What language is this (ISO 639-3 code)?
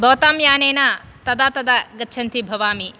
san